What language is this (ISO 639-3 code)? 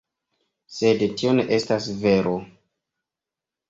epo